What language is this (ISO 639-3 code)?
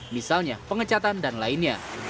ind